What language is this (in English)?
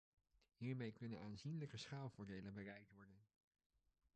Dutch